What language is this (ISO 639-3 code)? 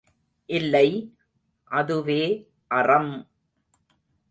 tam